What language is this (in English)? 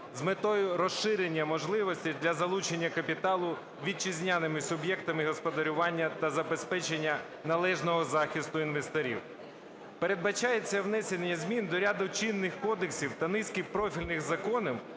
Ukrainian